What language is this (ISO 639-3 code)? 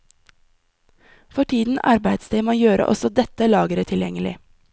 nor